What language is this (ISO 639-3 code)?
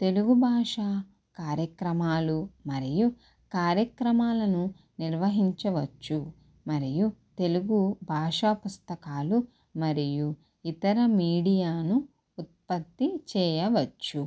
tel